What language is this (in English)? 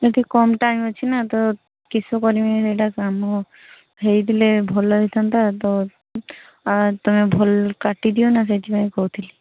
Odia